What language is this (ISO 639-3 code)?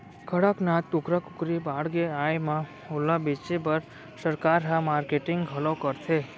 hne